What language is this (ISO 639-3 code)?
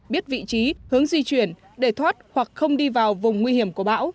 vie